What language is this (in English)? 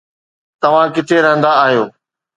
Sindhi